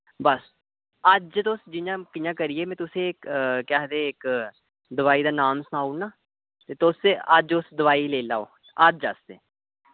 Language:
Dogri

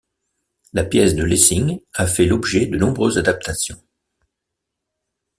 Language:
French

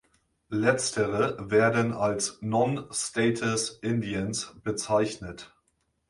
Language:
German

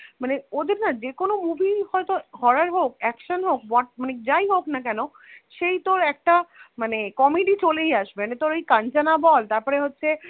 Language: Bangla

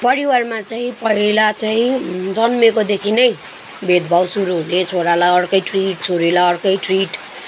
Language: Nepali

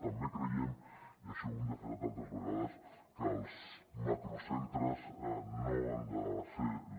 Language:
Catalan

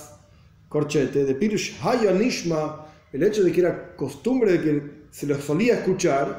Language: Spanish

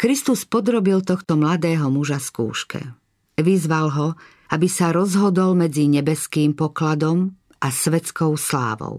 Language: Slovak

